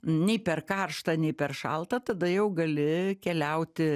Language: Lithuanian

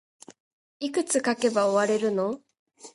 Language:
Japanese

